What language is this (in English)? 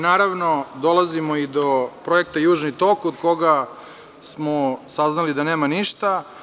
Serbian